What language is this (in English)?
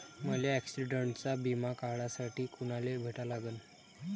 Marathi